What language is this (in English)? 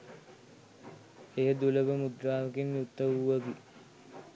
Sinhala